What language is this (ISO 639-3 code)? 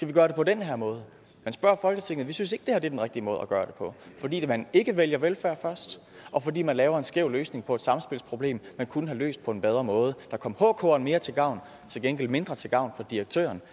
dan